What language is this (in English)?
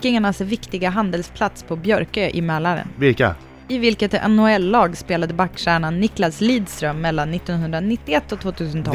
Swedish